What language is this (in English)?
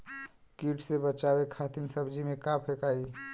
Bhojpuri